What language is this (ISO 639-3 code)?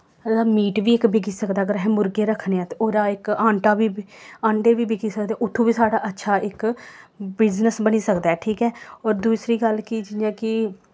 doi